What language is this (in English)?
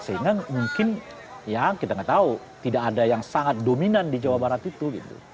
Indonesian